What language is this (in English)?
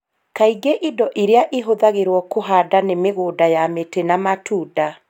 Kikuyu